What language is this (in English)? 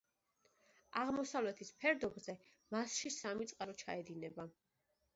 Georgian